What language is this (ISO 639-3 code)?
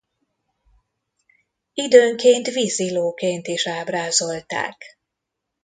hun